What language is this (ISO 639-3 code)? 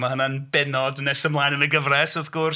cym